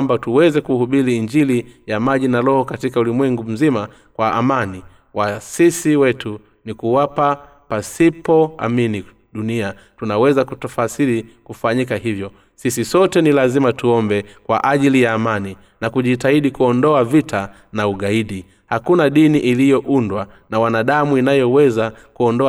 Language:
Swahili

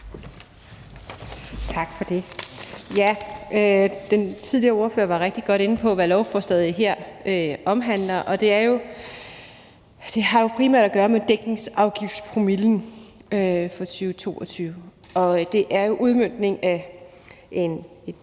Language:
Danish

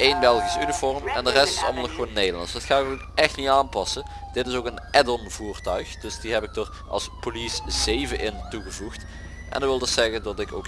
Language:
Dutch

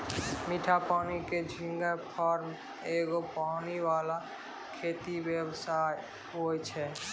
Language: Maithili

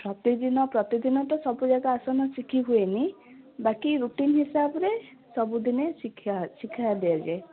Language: Odia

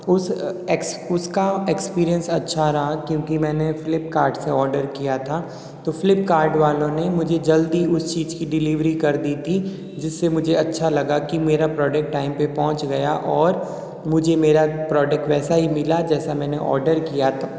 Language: Hindi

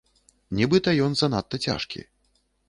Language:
Belarusian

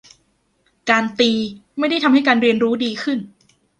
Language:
Thai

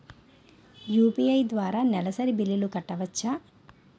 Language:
Telugu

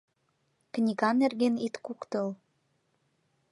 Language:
Mari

